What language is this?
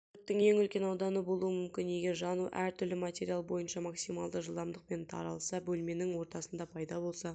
Kazakh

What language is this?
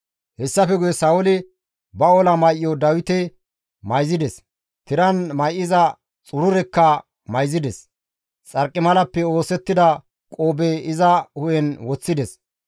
Gamo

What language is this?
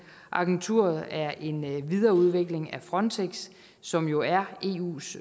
Danish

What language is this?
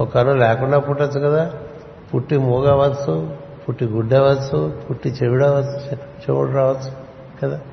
Telugu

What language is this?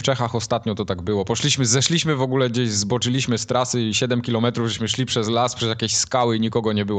Polish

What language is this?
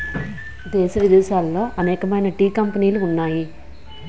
Telugu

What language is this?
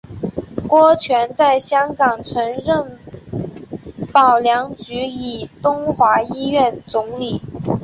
Chinese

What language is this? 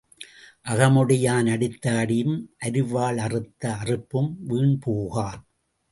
Tamil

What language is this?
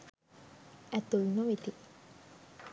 Sinhala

